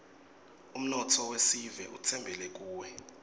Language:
Swati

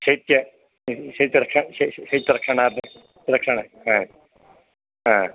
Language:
Sanskrit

